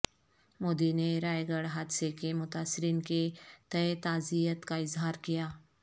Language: Urdu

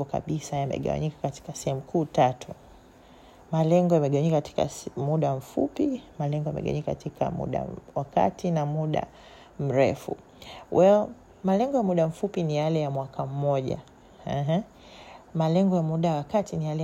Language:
Swahili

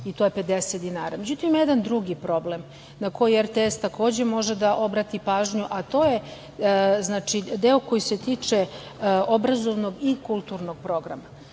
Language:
Serbian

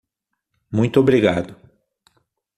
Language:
Portuguese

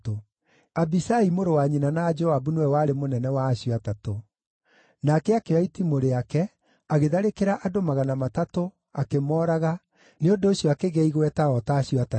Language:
Kikuyu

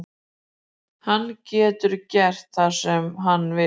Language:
Icelandic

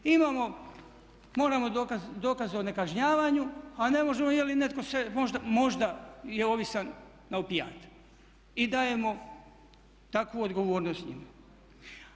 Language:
Croatian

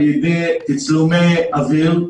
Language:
Hebrew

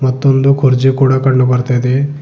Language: Kannada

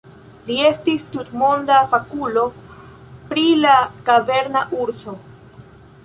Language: Esperanto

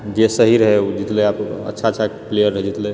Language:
Maithili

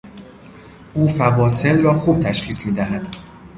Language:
Persian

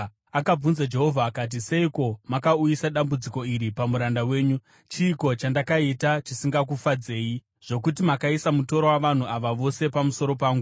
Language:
Shona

